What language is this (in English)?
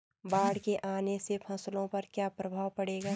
Hindi